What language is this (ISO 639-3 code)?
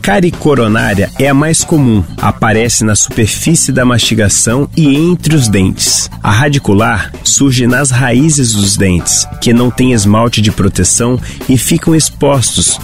por